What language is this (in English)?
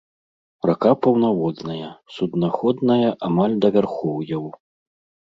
Belarusian